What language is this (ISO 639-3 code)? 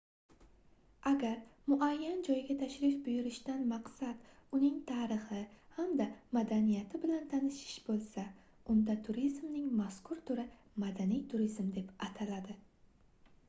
uzb